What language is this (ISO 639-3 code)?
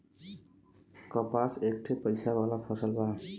bho